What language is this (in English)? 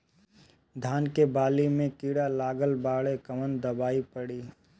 Bhojpuri